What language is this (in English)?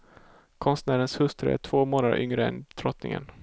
Swedish